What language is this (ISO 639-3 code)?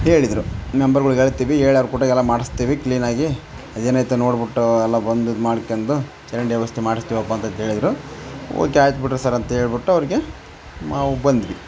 kan